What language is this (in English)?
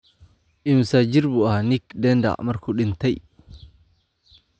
Somali